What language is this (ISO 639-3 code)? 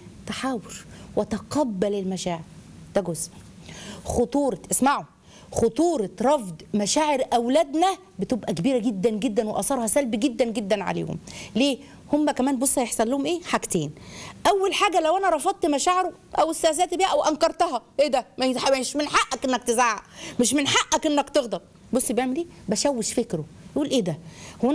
ara